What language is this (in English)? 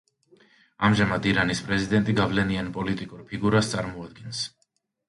Georgian